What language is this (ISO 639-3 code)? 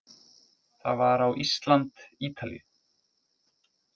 isl